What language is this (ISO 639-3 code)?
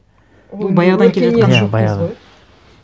kaz